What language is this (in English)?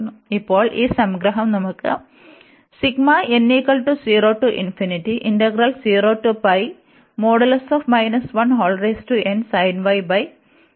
Malayalam